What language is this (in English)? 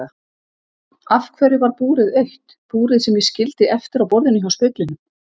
Icelandic